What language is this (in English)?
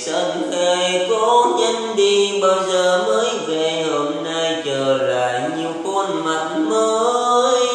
Vietnamese